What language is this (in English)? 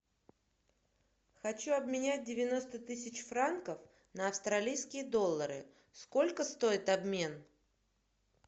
Russian